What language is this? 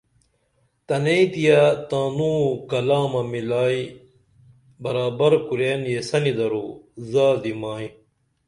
Dameli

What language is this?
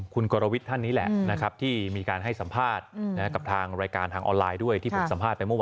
Thai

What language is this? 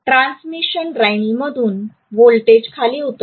Marathi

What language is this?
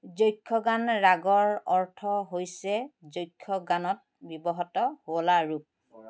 Assamese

